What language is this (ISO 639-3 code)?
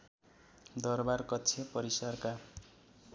nep